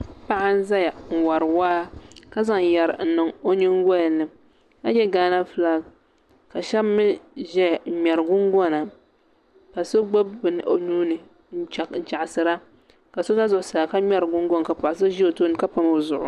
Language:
Dagbani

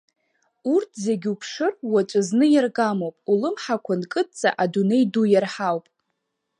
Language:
Abkhazian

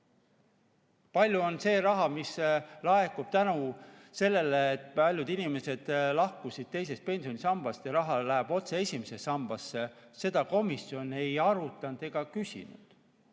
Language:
Estonian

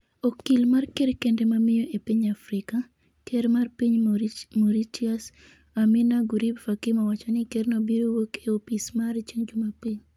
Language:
Luo (Kenya and Tanzania)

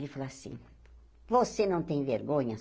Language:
Portuguese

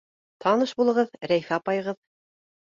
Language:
Bashkir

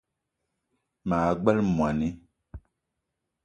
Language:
Eton (Cameroon)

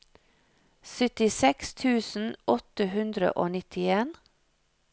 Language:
Norwegian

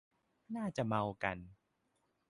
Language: Thai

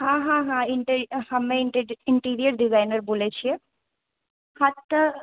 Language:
Maithili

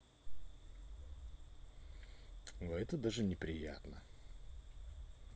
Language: Russian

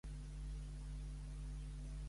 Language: Catalan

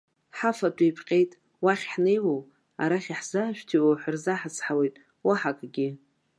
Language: Abkhazian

